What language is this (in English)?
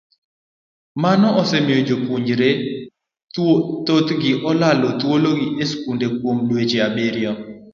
Luo (Kenya and Tanzania)